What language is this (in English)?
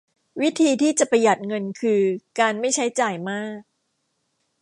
Thai